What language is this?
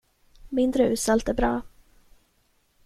Swedish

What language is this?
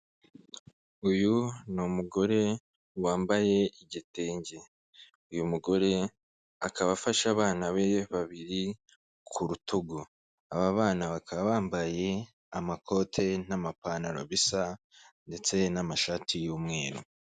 Kinyarwanda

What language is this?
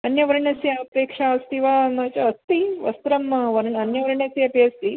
Sanskrit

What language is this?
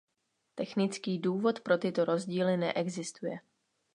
Czech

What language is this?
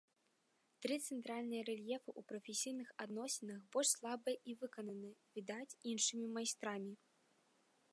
Belarusian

